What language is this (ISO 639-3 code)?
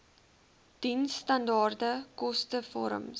afr